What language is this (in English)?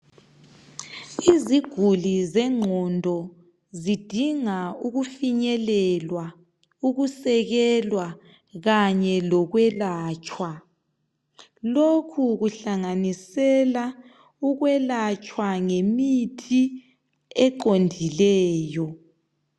North Ndebele